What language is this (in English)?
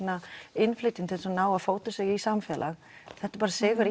Icelandic